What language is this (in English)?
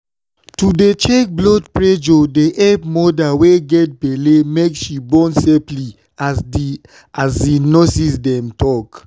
Nigerian Pidgin